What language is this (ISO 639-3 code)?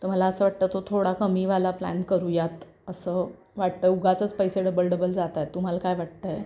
mar